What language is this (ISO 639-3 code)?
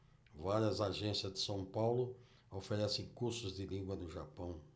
por